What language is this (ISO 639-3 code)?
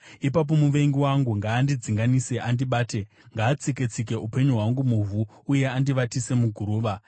sna